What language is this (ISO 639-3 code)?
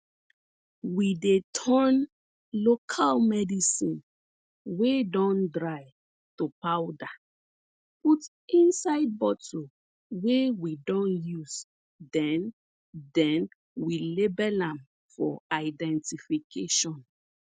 pcm